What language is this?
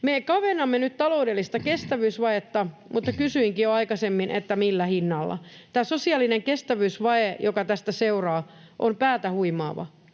Finnish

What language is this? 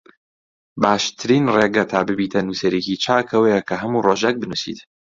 Central Kurdish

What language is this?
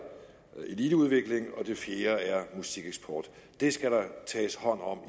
Danish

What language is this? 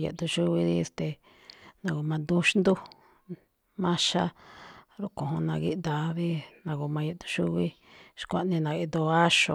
Malinaltepec Me'phaa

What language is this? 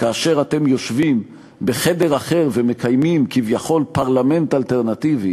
Hebrew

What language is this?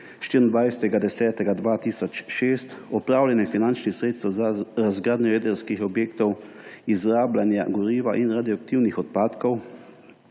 Slovenian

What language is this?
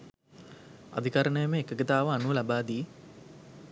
Sinhala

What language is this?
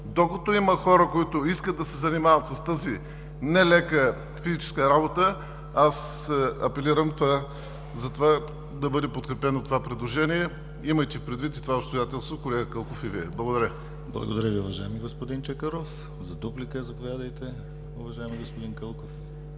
Bulgarian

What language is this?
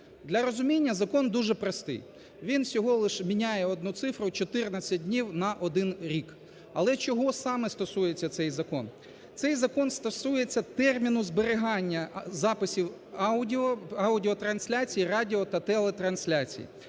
Ukrainian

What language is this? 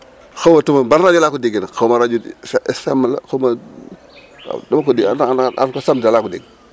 Wolof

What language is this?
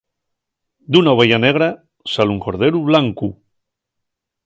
Asturian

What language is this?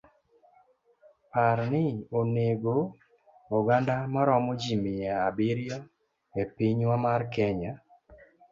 Luo (Kenya and Tanzania)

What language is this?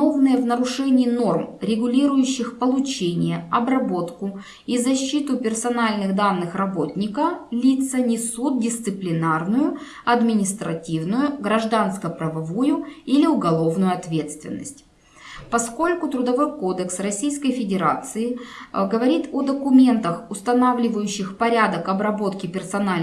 Russian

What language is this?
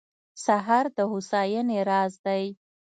Pashto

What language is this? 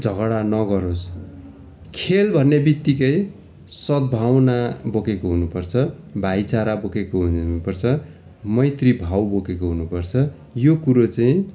Nepali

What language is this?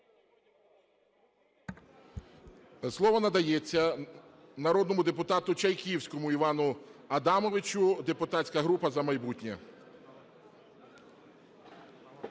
Ukrainian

